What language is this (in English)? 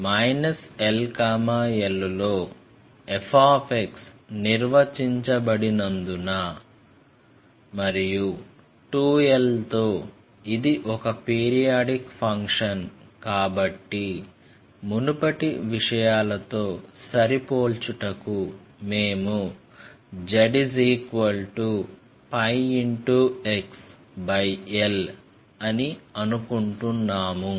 Telugu